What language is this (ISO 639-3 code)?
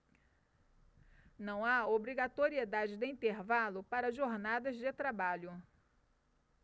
por